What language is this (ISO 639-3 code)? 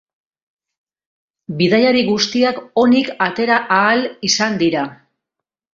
eus